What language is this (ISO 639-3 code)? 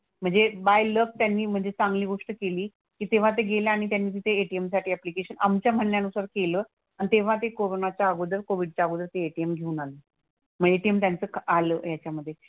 mar